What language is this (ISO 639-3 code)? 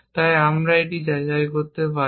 ben